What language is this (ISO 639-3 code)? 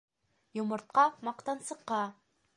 bak